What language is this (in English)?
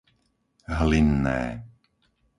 Slovak